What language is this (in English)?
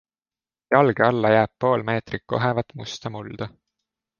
Estonian